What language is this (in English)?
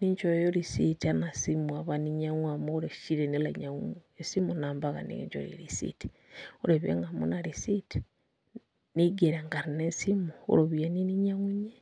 Masai